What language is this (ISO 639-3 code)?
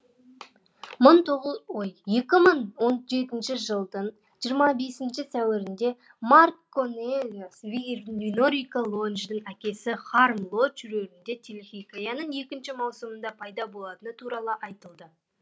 kaz